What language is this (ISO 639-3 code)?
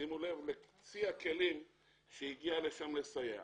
heb